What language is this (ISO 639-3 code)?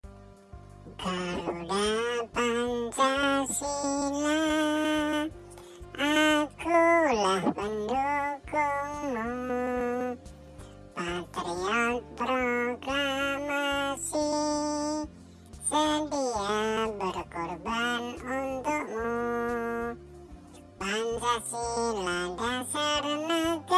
ind